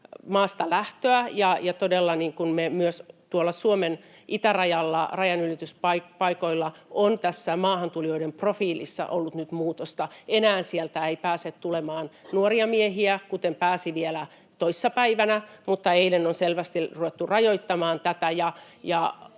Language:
Finnish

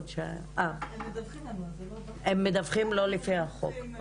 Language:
Hebrew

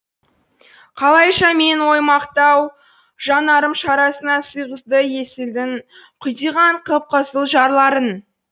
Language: Kazakh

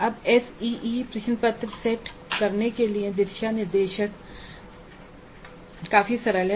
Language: Hindi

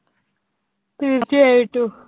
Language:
Malayalam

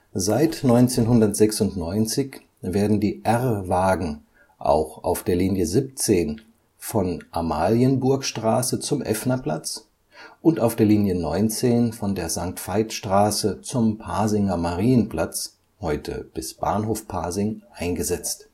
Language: German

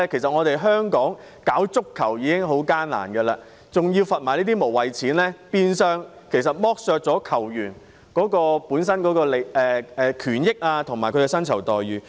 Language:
Cantonese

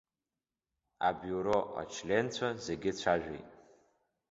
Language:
Abkhazian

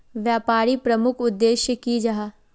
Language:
Magahi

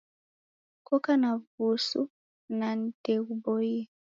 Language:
Taita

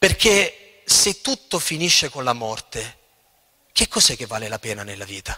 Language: Italian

